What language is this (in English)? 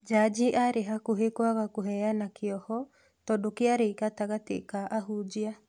Kikuyu